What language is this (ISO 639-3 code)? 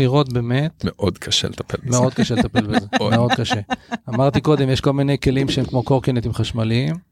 heb